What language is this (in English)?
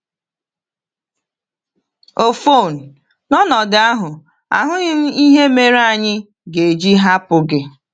Igbo